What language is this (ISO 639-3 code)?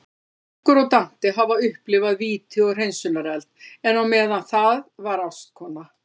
isl